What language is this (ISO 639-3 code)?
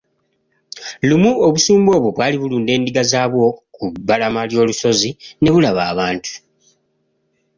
lug